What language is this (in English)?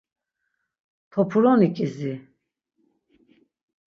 Laz